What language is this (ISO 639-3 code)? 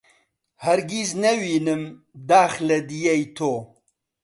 ckb